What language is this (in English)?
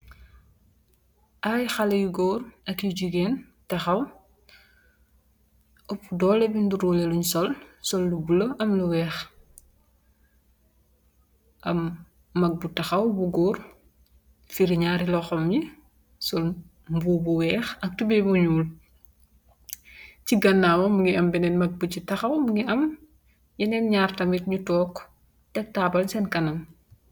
Wolof